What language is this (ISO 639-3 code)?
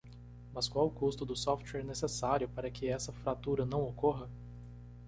por